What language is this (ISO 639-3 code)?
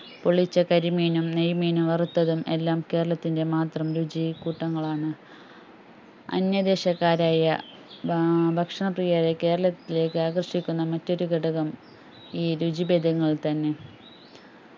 mal